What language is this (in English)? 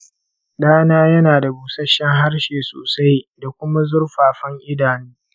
Hausa